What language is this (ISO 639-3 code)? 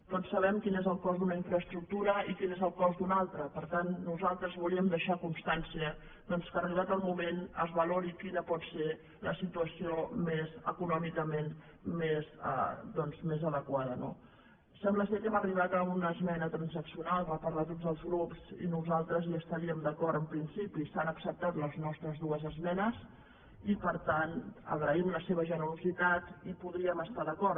cat